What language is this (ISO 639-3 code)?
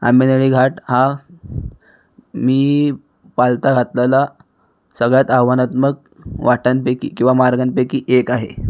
mar